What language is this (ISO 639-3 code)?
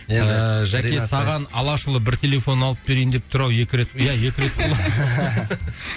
kaz